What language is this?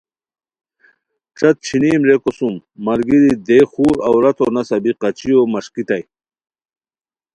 Khowar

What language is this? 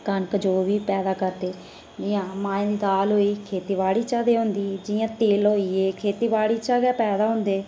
Dogri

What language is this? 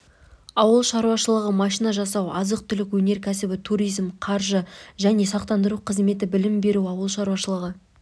Kazakh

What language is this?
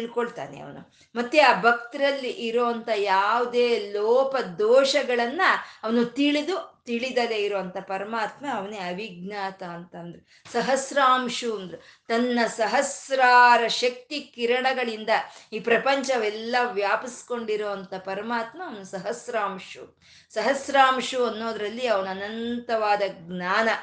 Kannada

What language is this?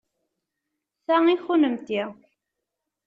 Kabyle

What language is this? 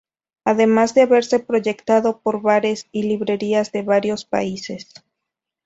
Spanish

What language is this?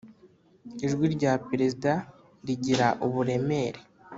Kinyarwanda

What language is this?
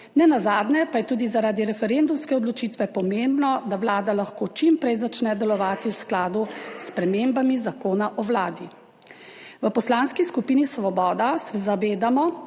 Slovenian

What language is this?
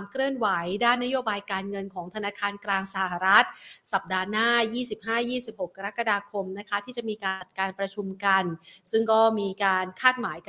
Thai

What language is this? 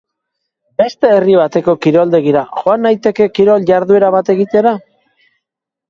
Basque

